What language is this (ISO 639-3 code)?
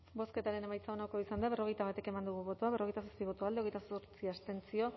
eus